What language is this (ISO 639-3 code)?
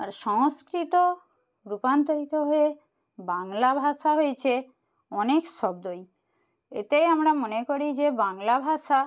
ben